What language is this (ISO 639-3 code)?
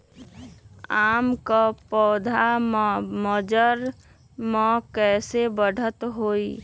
mag